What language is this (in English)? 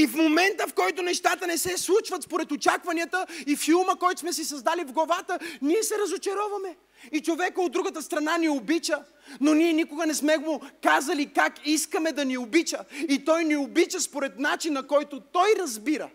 Bulgarian